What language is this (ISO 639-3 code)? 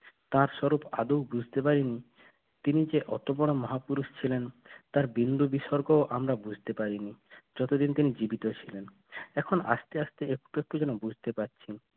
ben